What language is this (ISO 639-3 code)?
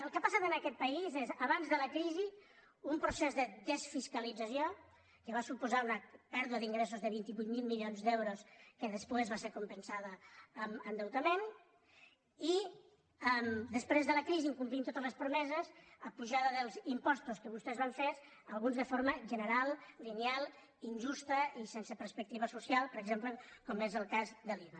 cat